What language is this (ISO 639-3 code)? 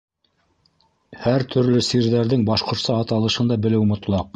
bak